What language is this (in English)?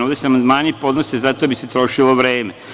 Serbian